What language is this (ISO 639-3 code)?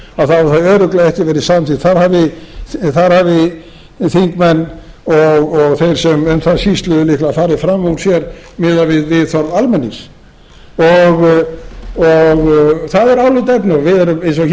isl